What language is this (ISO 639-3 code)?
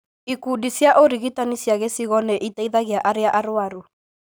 kik